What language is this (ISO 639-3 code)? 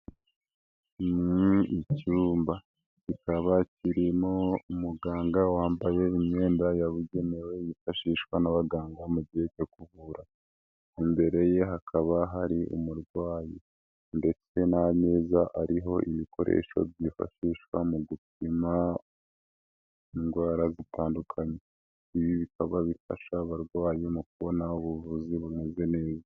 kin